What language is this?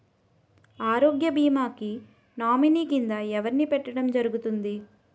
Telugu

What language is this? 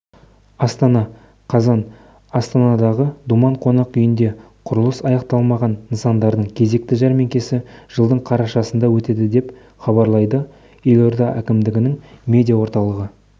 Kazakh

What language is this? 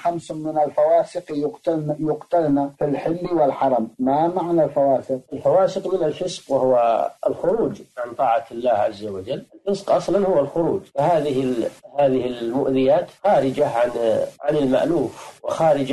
Arabic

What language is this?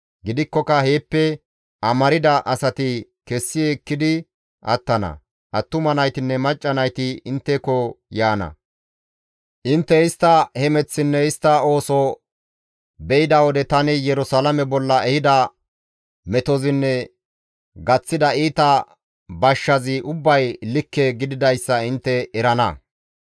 Gamo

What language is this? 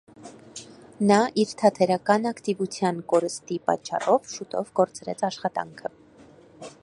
Armenian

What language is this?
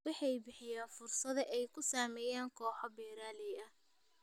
Somali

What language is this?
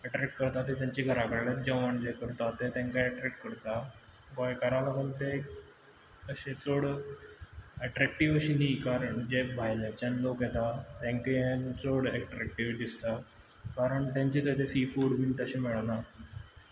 Konkani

